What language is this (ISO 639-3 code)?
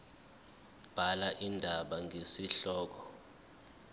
zul